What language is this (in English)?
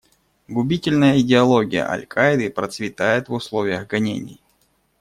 Russian